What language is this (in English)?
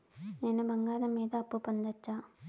Telugu